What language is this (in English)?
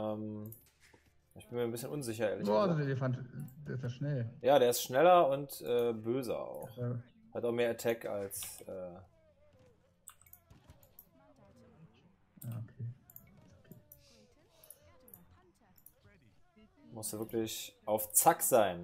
German